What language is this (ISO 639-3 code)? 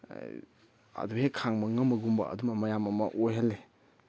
mni